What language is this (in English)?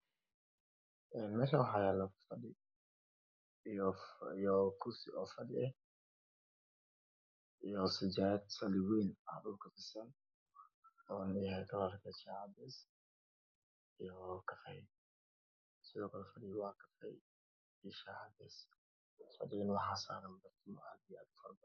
Somali